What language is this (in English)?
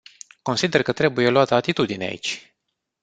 Romanian